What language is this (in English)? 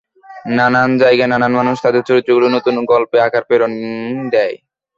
Bangla